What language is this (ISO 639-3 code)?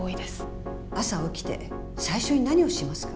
jpn